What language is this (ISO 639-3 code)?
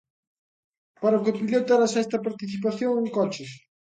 glg